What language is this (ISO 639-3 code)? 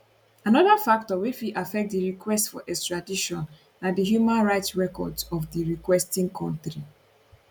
pcm